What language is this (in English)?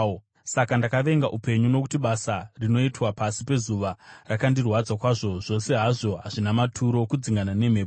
Shona